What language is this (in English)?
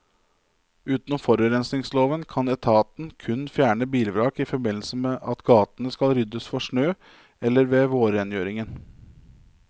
Norwegian